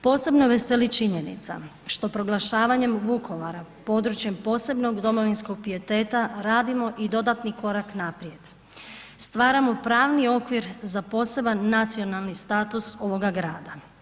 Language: Croatian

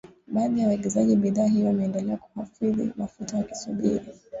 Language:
Swahili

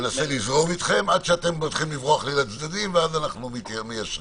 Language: Hebrew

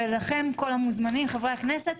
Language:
Hebrew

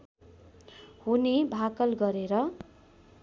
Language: Nepali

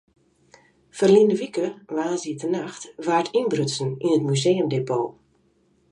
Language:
Western Frisian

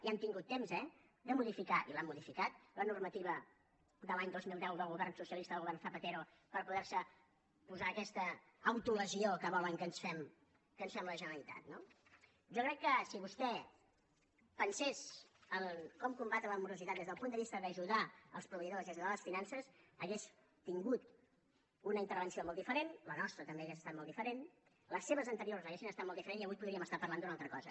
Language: Catalan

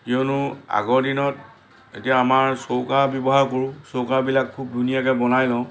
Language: Assamese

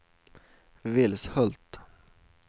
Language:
Swedish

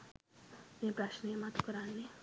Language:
Sinhala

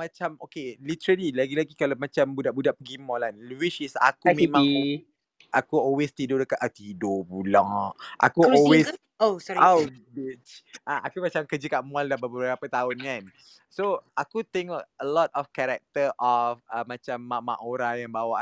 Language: Malay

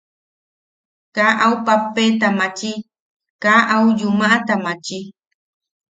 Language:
Yaqui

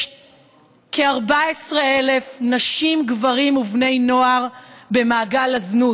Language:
Hebrew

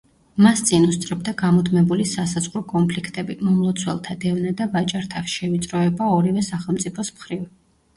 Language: Georgian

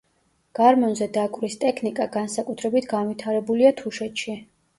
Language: Georgian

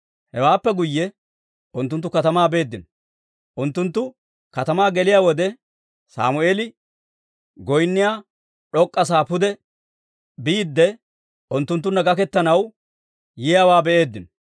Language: Dawro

